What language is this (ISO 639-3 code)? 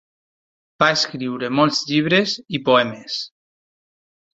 cat